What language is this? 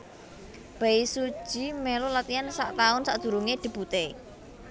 Javanese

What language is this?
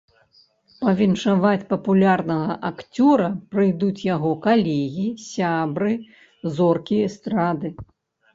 Belarusian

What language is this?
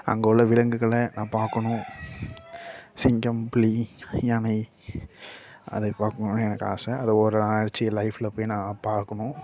Tamil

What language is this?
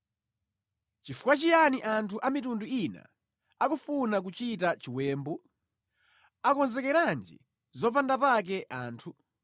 Nyanja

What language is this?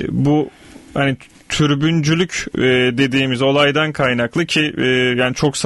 Turkish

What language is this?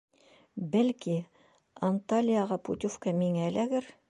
Bashkir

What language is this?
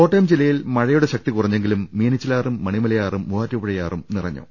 Malayalam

